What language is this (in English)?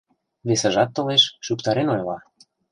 Mari